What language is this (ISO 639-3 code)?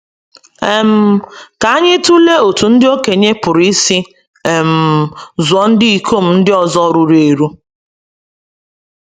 ibo